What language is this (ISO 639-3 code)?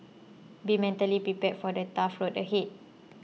eng